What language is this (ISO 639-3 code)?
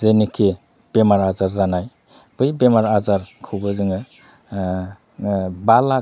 brx